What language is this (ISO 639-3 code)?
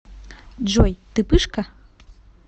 rus